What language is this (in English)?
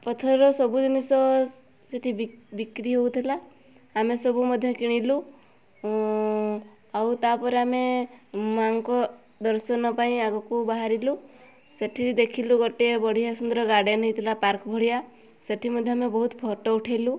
Odia